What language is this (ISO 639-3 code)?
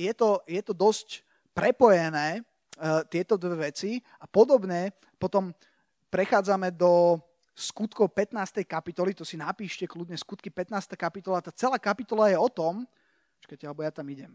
slk